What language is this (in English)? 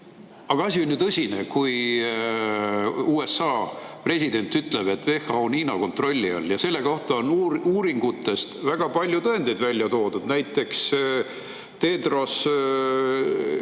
Estonian